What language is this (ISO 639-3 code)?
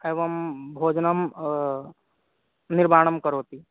san